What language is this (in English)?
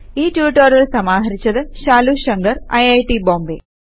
Malayalam